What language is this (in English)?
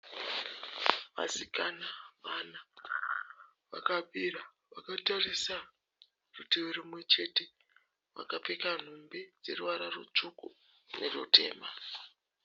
Shona